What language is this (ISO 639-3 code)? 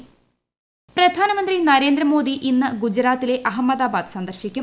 mal